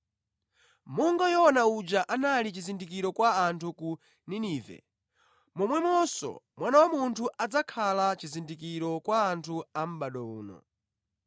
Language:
Nyanja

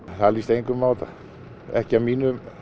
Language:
Icelandic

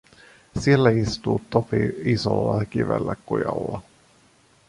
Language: Finnish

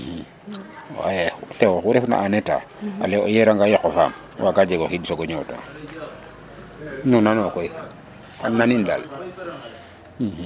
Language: Serer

